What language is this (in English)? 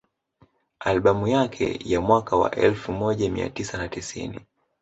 Swahili